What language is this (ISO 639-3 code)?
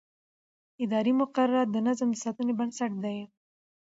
pus